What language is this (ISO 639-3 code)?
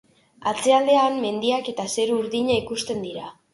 eus